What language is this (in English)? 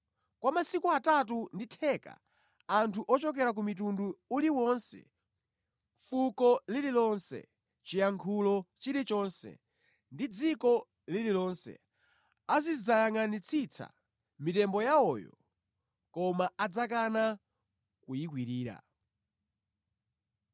Nyanja